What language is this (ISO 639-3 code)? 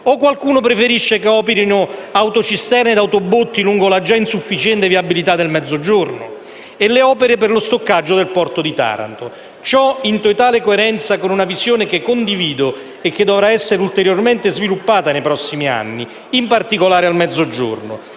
ita